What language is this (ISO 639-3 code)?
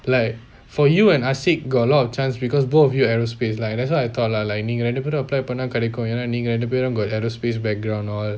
eng